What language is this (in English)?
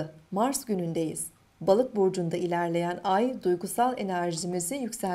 Turkish